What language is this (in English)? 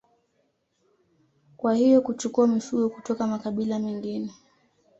Swahili